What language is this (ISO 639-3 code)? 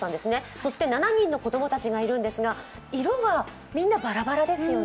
jpn